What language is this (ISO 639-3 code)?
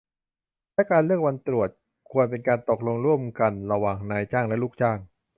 tha